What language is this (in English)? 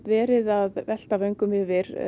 Icelandic